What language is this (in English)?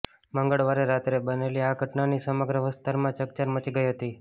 Gujarati